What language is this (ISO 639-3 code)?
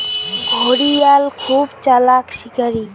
ben